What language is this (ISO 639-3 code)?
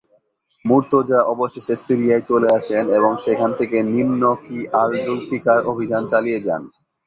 ben